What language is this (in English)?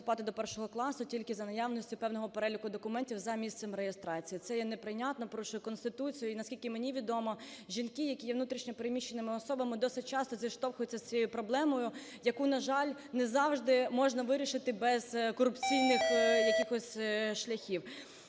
Ukrainian